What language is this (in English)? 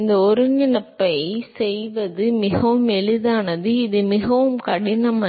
Tamil